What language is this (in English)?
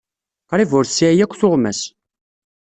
Kabyle